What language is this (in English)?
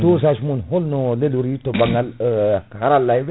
Fula